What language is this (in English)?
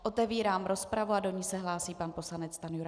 Czech